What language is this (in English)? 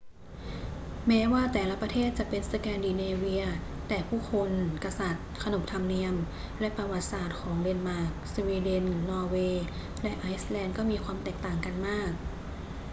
Thai